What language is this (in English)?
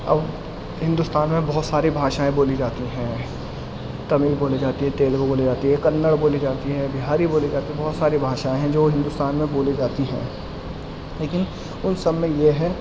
Urdu